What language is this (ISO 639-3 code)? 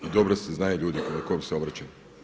hrv